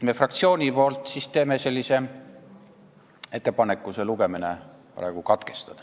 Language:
Estonian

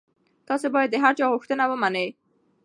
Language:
Pashto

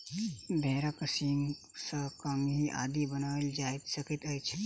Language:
Maithili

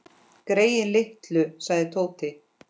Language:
Icelandic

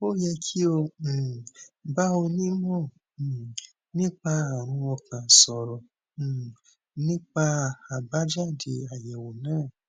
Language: Yoruba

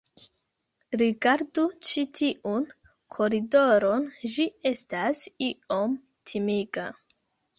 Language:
Esperanto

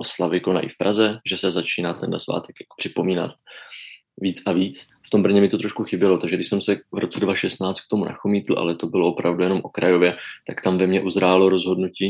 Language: Czech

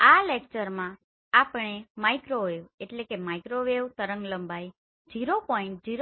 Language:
Gujarati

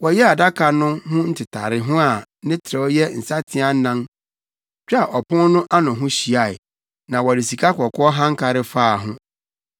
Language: Akan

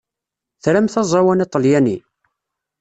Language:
Kabyle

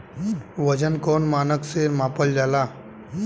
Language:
Bhojpuri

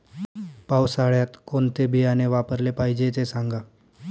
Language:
Marathi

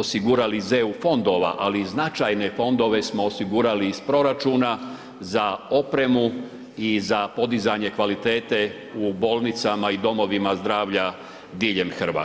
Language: Croatian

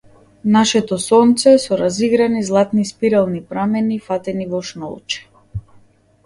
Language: Macedonian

